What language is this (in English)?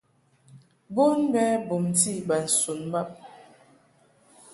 Mungaka